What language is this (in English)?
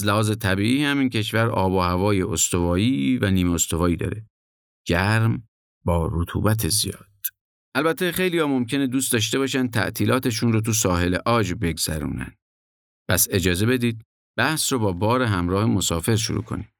Persian